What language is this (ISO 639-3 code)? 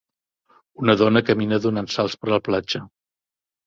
cat